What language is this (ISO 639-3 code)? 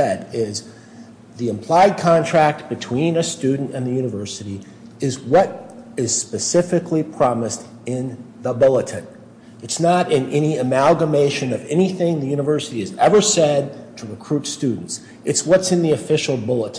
eng